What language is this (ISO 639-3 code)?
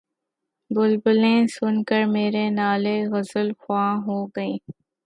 urd